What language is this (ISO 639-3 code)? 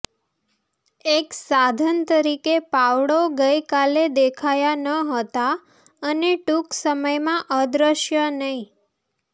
guj